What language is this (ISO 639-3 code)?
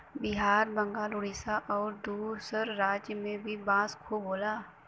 bho